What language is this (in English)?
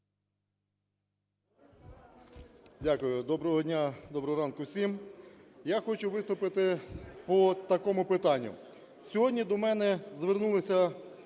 Ukrainian